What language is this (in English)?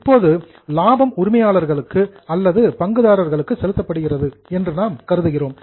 Tamil